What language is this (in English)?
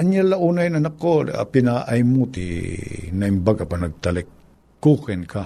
Filipino